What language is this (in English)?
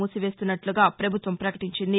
Telugu